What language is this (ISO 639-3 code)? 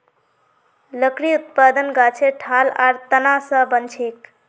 mag